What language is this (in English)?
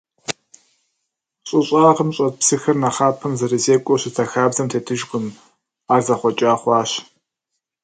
Kabardian